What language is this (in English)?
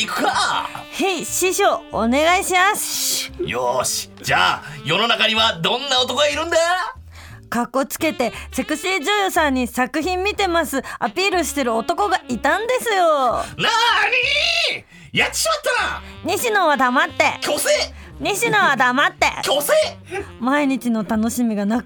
Japanese